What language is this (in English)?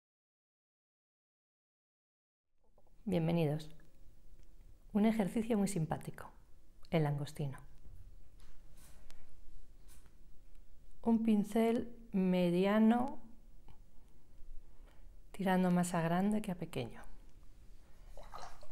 Spanish